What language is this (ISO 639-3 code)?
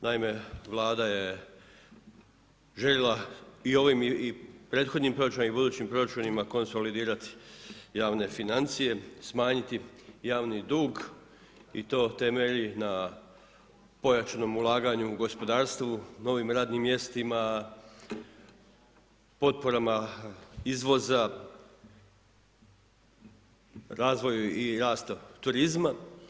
hrv